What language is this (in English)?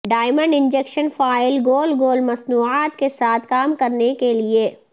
Urdu